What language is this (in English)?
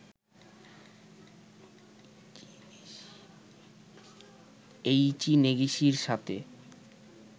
Bangla